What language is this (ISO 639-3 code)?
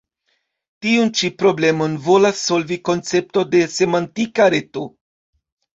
epo